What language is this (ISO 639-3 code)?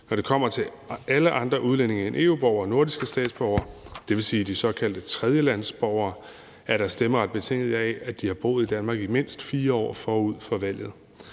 dan